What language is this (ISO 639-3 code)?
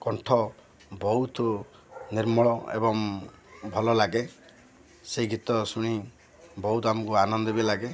ori